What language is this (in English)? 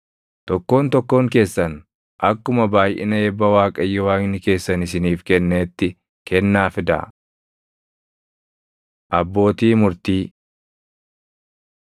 Oromo